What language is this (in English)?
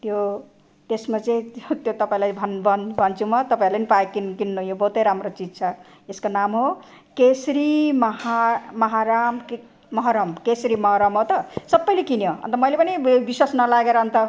Nepali